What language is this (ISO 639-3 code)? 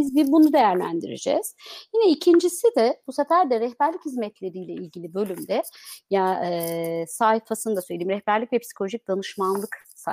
tur